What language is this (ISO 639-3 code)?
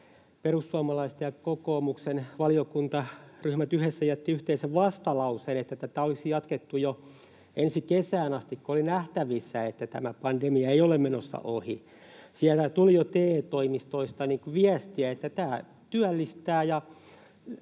fin